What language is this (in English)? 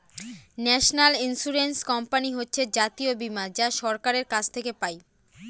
Bangla